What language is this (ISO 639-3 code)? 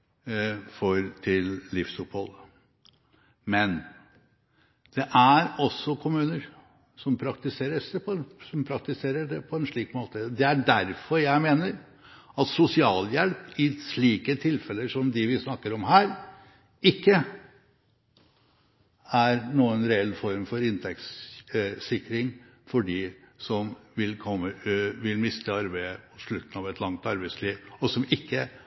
nob